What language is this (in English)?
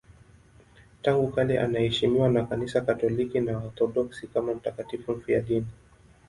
Swahili